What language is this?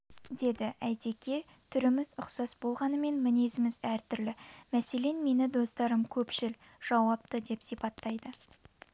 Kazakh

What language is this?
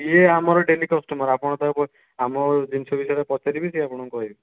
Odia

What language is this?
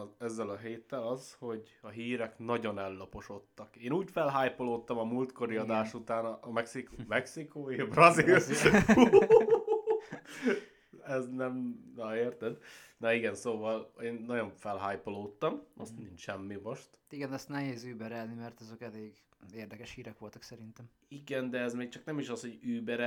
Hungarian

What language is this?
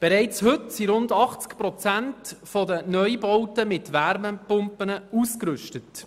Swiss German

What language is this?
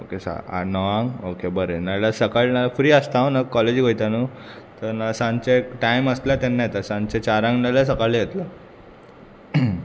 Konkani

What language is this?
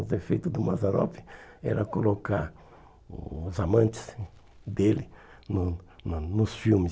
Portuguese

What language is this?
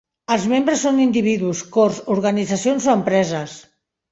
Catalan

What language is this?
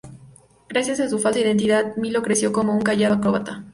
Spanish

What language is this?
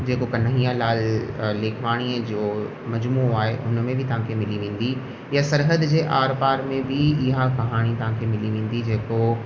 Sindhi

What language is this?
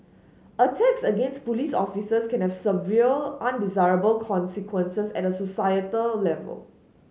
English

